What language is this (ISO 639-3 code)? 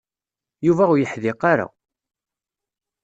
kab